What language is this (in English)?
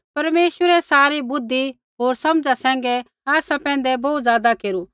Kullu Pahari